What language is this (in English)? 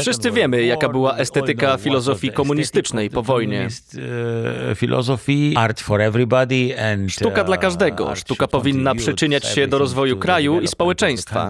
Polish